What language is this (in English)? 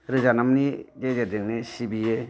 Bodo